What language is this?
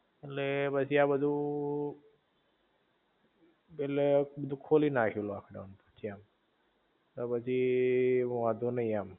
Gujarati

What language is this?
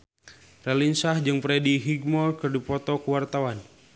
Sundanese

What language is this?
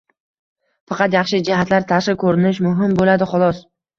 Uzbek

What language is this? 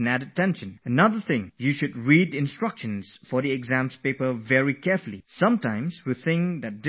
English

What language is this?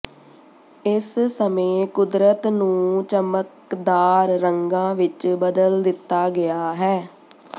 Punjabi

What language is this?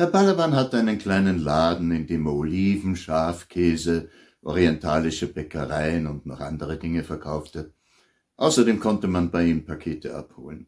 German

